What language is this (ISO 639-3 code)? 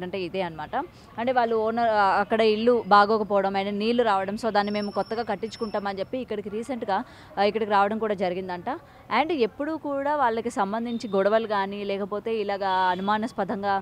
tel